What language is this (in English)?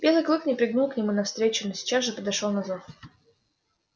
Russian